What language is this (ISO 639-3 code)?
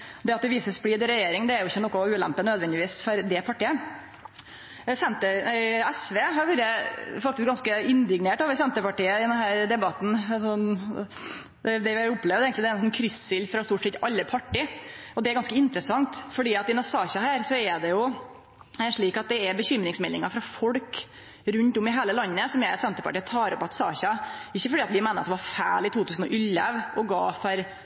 nno